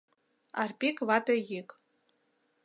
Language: Mari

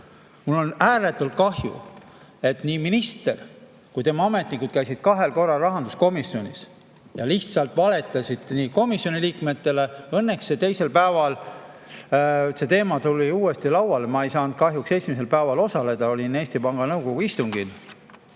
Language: Estonian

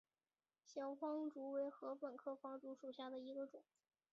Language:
Chinese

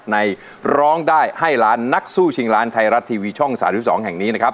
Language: Thai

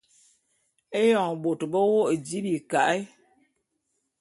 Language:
Bulu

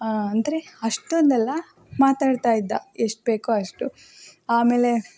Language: Kannada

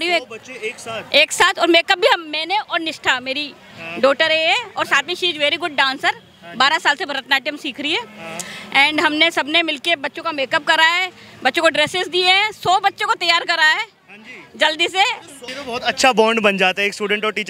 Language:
Hindi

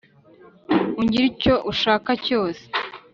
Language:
Kinyarwanda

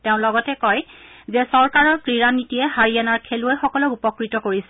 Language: Assamese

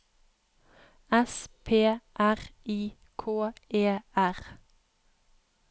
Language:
Norwegian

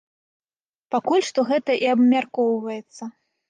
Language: Belarusian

